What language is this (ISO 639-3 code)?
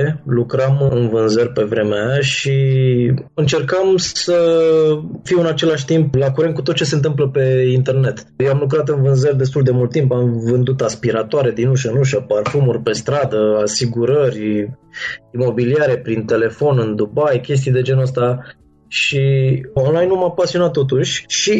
ron